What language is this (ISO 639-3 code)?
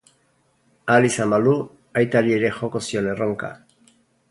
eus